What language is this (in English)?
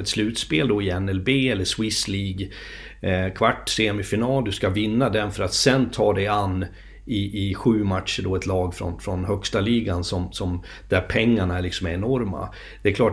Swedish